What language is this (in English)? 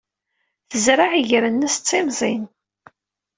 Kabyle